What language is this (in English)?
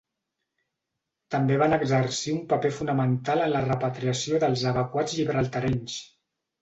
Catalan